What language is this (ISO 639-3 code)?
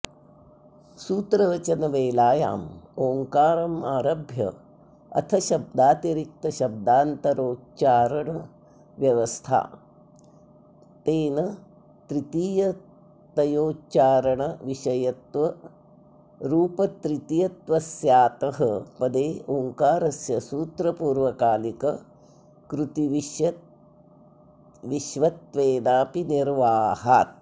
san